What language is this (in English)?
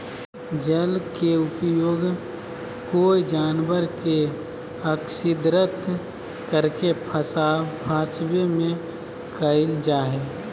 Magahi